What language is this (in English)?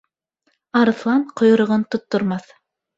Bashkir